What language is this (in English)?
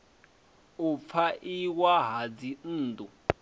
Venda